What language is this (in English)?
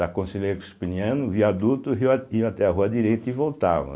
Portuguese